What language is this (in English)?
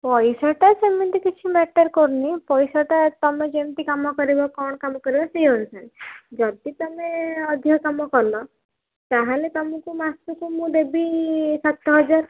Odia